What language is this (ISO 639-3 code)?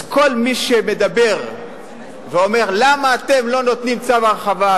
heb